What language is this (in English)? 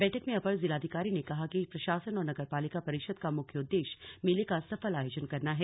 Hindi